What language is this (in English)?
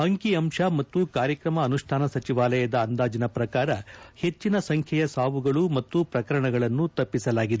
Kannada